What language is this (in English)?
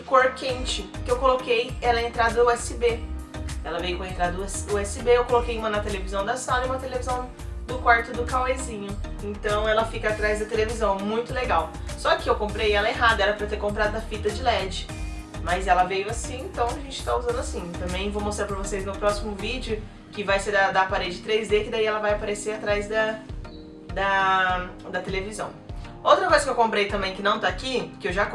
Portuguese